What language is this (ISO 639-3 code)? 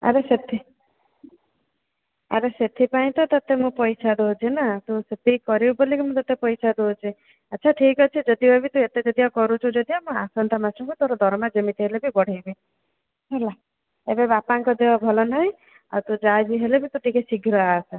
ori